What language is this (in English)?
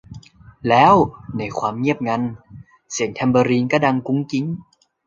Thai